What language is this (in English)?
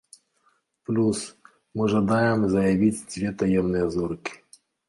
Belarusian